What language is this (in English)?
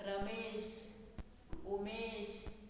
Konkani